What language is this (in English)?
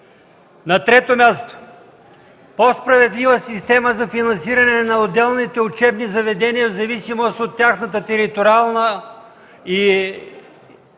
Bulgarian